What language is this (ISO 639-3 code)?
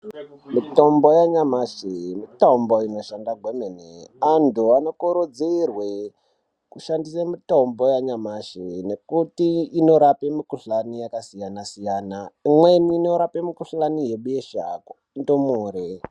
ndc